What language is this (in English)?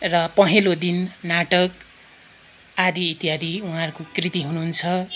Nepali